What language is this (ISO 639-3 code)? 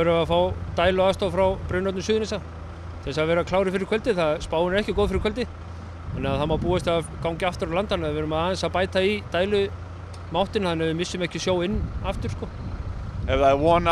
nld